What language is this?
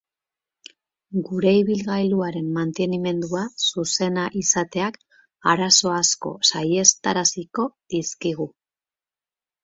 Basque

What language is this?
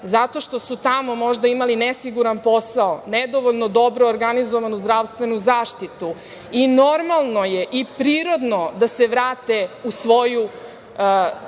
Serbian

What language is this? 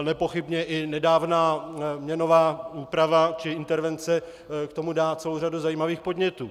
Czech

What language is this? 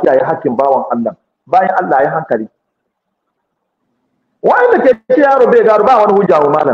Arabic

